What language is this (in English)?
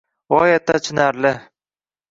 Uzbek